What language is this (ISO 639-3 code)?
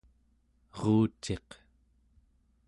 esu